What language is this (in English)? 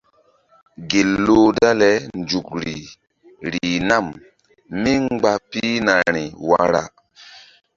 Mbum